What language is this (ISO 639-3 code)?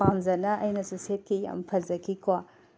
mni